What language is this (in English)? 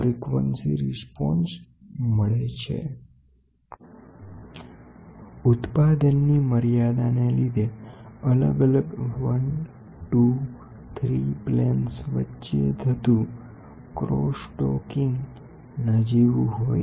Gujarati